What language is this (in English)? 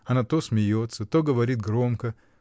Russian